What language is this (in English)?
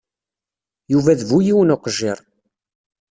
Kabyle